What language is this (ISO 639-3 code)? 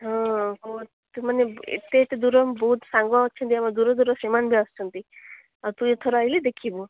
ori